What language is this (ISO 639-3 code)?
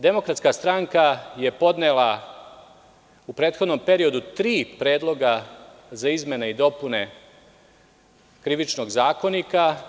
srp